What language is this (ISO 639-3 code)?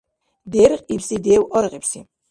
dar